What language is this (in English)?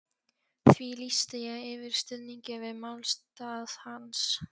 Icelandic